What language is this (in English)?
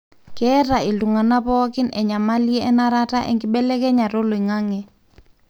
Masai